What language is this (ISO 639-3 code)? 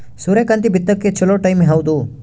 kan